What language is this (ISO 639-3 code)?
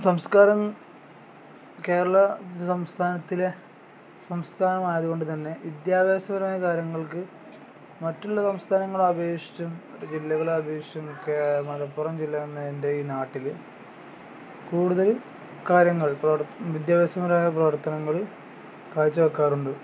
mal